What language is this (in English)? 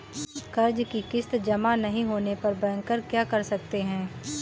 Hindi